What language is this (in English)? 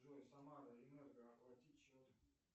Russian